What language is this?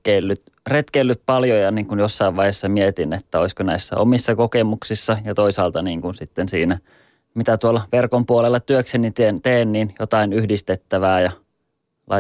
Finnish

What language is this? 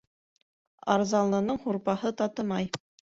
Bashkir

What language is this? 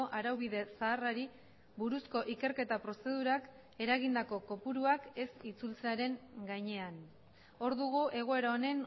Basque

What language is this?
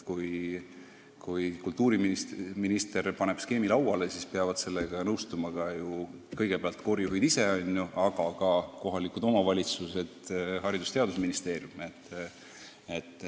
Estonian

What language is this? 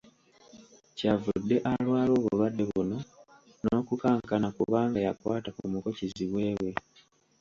Ganda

